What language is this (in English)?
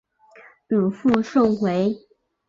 Chinese